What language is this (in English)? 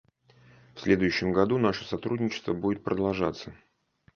Russian